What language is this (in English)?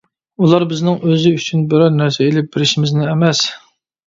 Uyghur